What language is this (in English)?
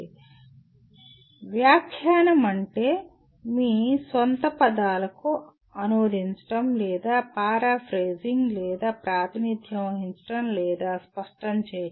Telugu